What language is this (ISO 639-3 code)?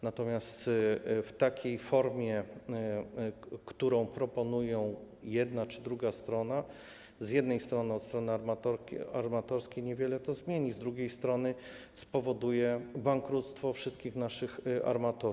pol